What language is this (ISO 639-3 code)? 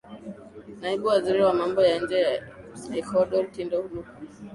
swa